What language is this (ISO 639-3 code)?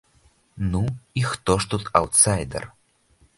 bel